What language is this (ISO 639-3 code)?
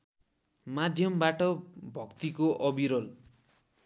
nep